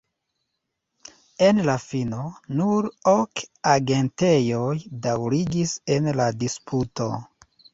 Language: Esperanto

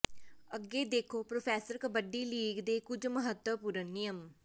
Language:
Punjabi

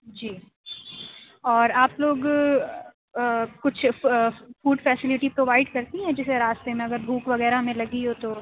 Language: Urdu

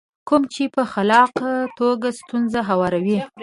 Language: Pashto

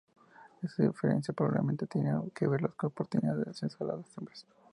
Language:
Spanish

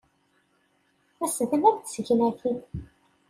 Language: Kabyle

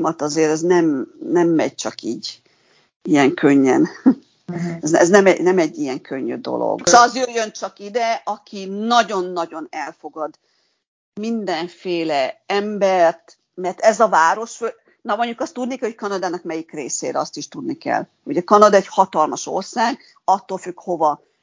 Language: Hungarian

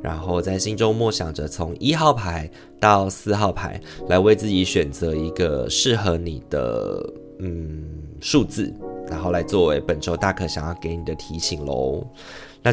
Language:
Chinese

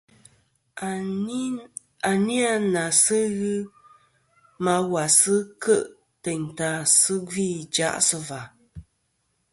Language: Kom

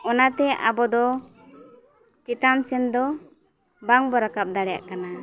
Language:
Santali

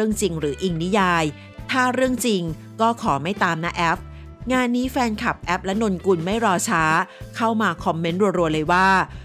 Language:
Thai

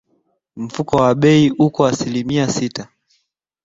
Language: Swahili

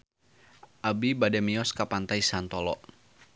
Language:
Sundanese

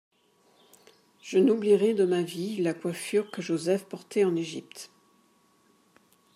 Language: French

